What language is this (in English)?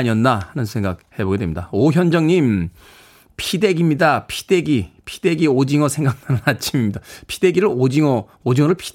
Korean